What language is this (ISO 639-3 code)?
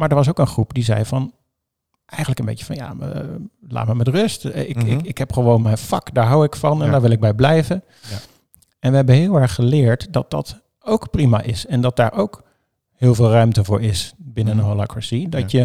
nld